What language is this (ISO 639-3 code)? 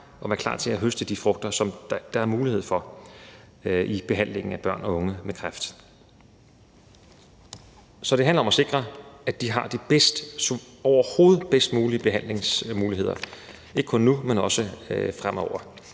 dan